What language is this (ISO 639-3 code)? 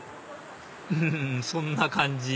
jpn